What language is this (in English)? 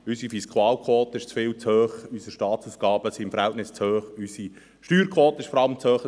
Swiss German